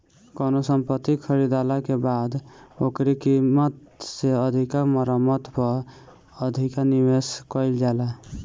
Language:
Bhojpuri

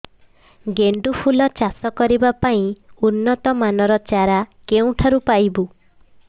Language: Odia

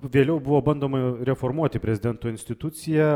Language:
Lithuanian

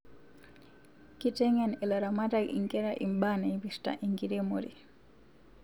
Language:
Masai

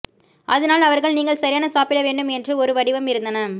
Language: Tamil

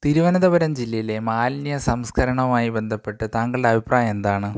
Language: Malayalam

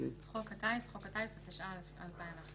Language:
Hebrew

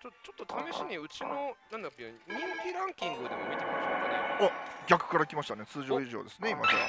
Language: Japanese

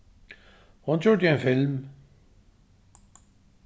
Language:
Faroese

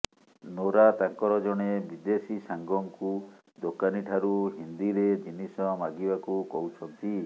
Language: Odia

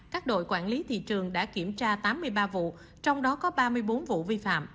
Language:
Vietnamese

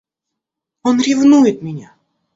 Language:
Russian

